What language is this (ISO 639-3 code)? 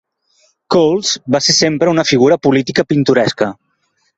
cat